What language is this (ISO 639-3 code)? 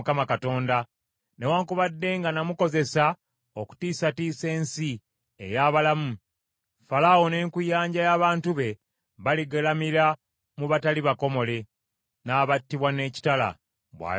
lug